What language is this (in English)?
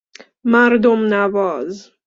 Persian